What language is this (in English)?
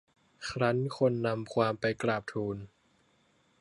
Thai